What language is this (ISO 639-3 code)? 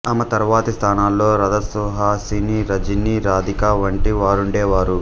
tel